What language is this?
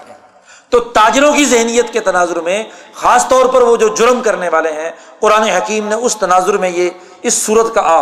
Urdu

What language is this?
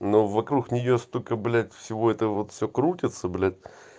Russian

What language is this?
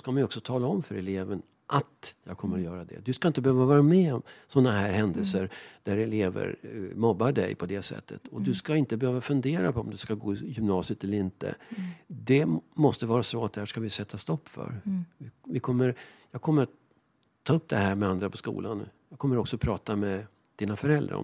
Swedish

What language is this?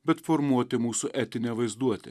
Lithuanian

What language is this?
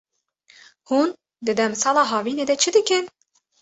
Kurdish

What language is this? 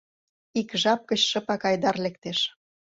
Mari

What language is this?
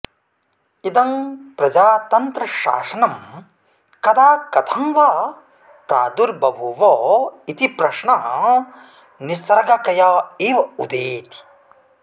Sanskrit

